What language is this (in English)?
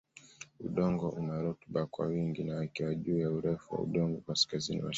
Swahili